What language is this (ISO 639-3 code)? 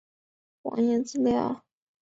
zho